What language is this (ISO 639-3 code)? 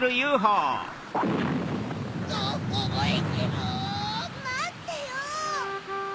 jpn